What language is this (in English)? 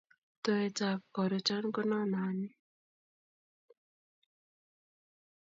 Kalenjin